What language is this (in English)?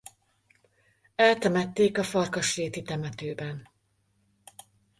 Hungarian